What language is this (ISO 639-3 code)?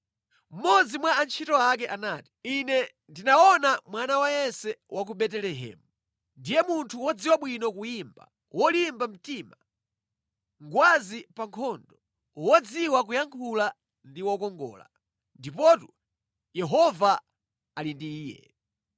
nya